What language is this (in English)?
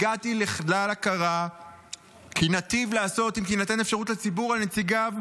Hebrew